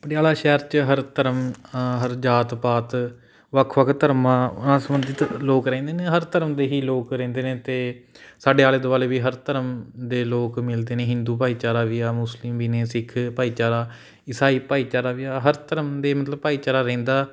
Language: Punjabi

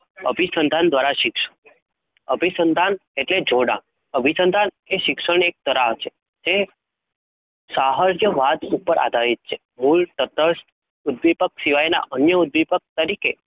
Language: Gujarati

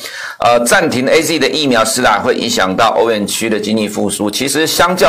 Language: Chinese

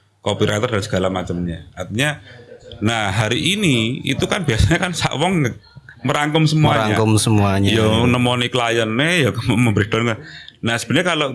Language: Indonesian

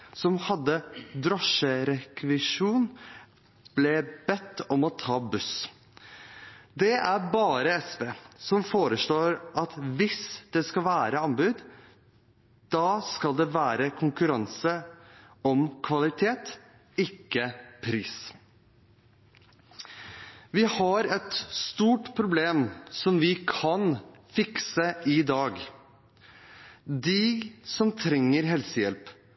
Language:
Norwegian Bokmål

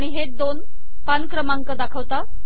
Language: Marathi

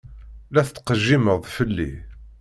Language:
Kabyle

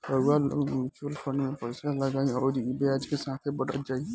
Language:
Bhojpuri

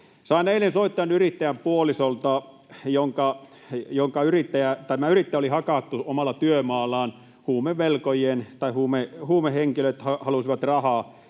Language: Finnish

